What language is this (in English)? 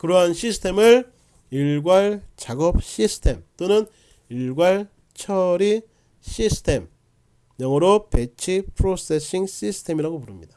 Korean